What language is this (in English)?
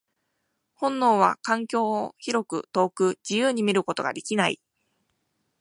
Japanese